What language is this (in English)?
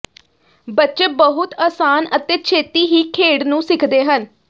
Punjabi